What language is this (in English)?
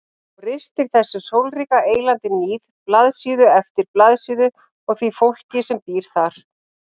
Icelandic